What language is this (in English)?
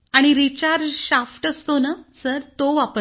Marathi